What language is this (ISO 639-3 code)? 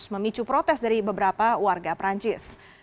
ind